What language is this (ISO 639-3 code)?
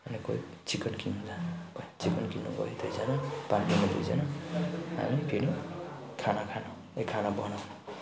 nep